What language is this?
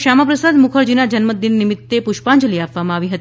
Gujarati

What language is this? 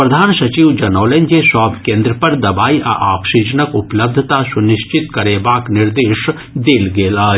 Maithili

